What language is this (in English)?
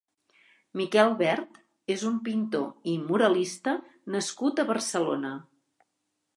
Catalan